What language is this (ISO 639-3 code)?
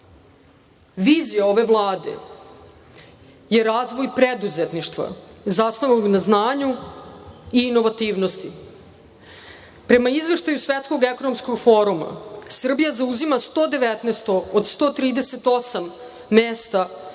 srp